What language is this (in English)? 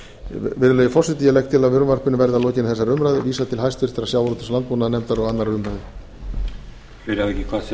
Icelandic